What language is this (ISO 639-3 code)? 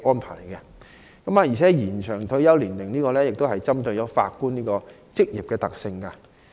yue